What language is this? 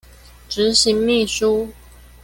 Chinese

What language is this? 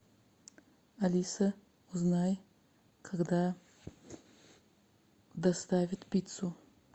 Russian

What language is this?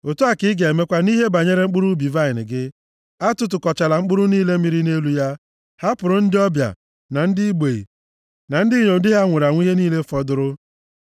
Igbo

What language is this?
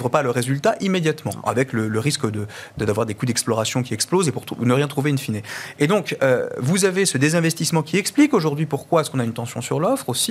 French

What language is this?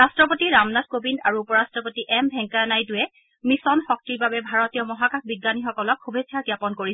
Assamese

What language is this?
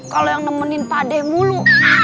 Indonesian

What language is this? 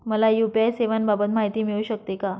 Marathi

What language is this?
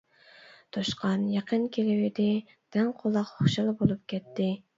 Uyghur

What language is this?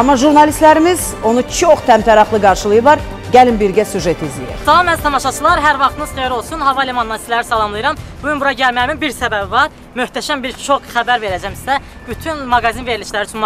Turkish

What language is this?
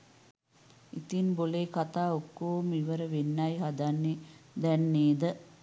Sinhala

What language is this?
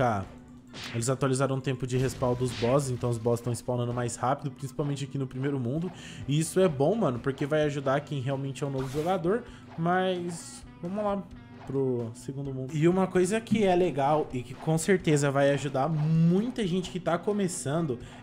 Portuguese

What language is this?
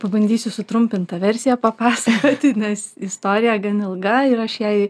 Lithuanian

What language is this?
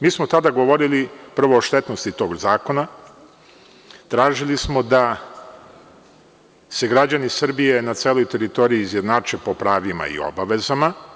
Serbian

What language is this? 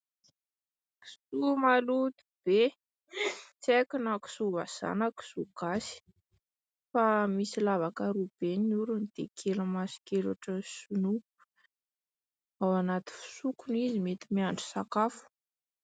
Malagasy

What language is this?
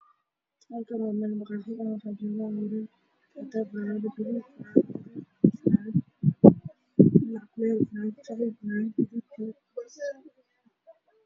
Somali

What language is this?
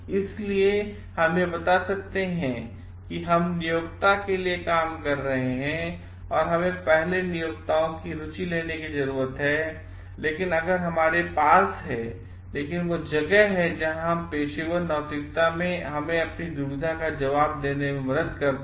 Hindi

